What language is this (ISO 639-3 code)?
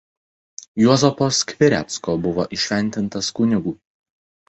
lit